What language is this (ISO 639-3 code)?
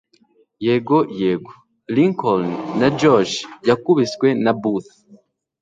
kin